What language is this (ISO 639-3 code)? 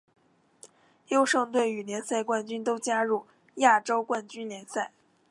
zho